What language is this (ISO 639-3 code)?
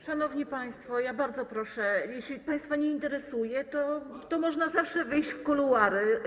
pol